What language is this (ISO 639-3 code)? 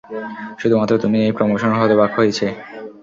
ben